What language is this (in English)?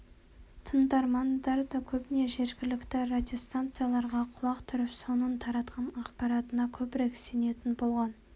Kazakh